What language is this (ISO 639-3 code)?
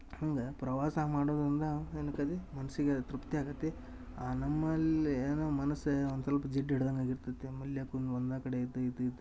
kan